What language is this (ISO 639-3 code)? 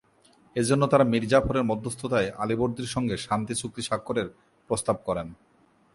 ben